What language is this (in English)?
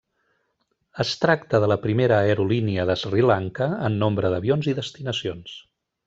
Catalan